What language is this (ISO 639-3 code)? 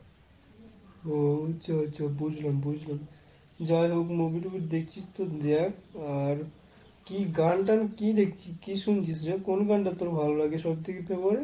ben